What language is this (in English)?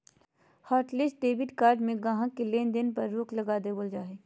Magahi